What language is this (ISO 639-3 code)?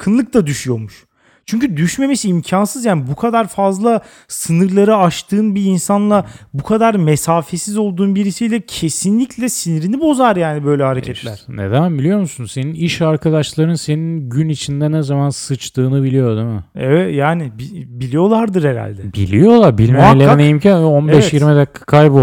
tur